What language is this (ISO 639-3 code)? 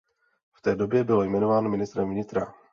ces